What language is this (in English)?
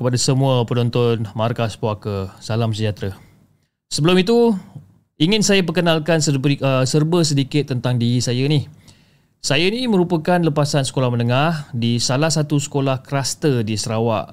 Malay